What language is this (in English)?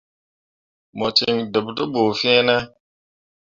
Mundang